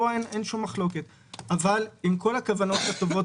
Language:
Hebrew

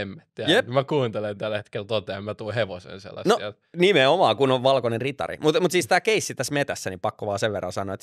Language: Finnish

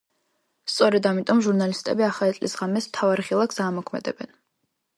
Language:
Georgian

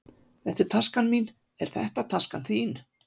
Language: Icelandic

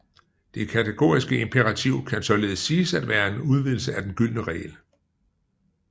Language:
Danish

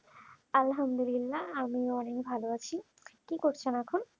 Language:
Bangla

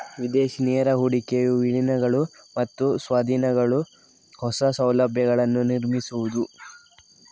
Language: Kannada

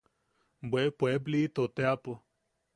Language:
Yaqui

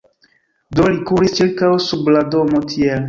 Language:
Esperanto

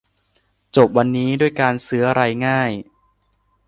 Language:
Thai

